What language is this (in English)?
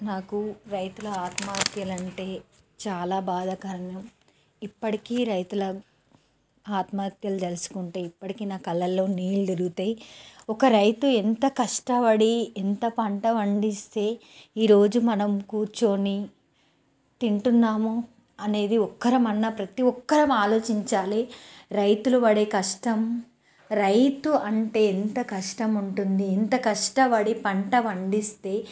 Telugu